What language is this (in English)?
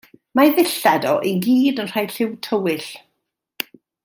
Welsh